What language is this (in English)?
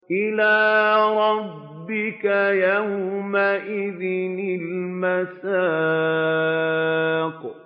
Arabic